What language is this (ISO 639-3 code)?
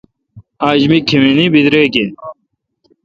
xka